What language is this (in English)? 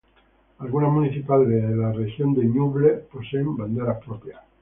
Spanish